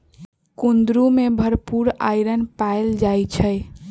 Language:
Magahi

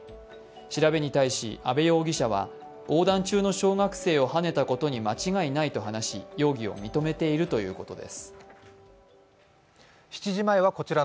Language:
Japanese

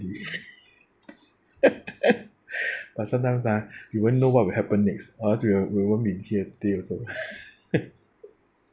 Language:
English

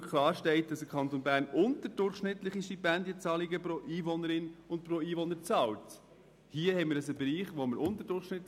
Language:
Swiss German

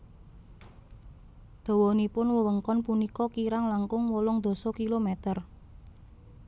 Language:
Javanese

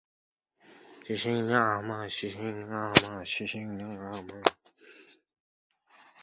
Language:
Uzbek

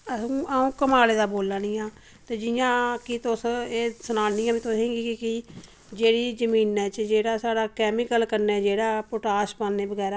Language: Dogri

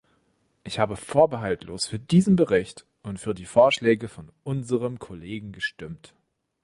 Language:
German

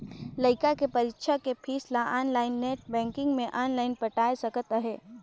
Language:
Chhattisgarhi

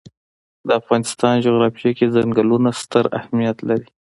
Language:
Pashto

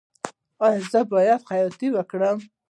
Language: Pashto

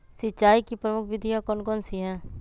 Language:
Magahi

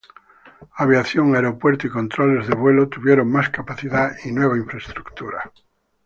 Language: Spanish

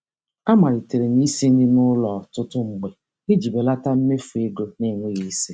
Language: Igbo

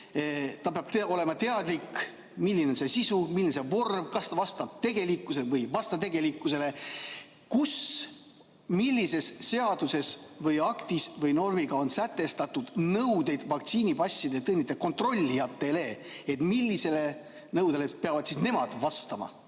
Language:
Estonian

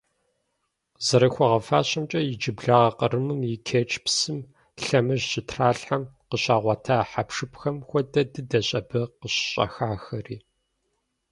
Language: Kabardian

